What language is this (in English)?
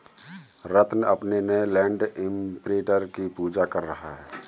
Hindi